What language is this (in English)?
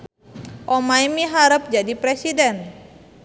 Sundanese